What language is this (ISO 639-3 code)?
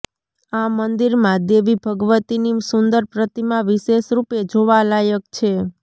guj